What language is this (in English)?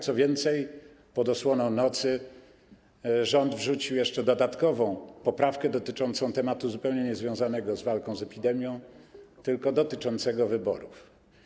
Polish